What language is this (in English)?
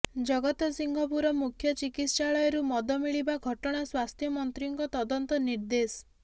Odia